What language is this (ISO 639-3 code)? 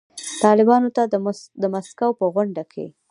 pus